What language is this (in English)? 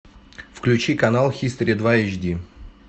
Russian